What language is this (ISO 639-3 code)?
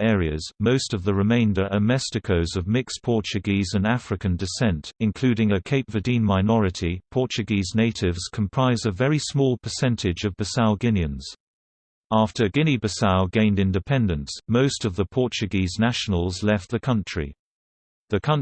eng